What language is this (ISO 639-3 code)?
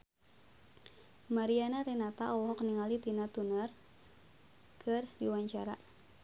sun